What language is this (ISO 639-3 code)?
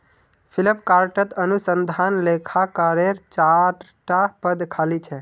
mag